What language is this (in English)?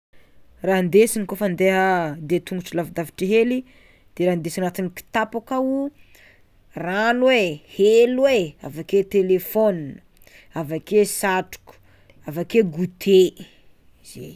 Tsimihety Malagasy